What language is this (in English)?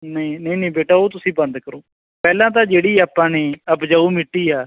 Punjabi